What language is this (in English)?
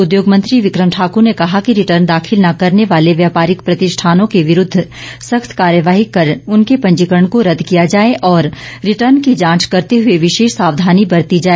Hindi